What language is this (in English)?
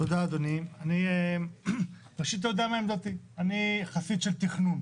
Hebrew